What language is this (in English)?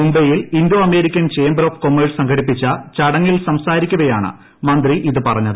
Malayalam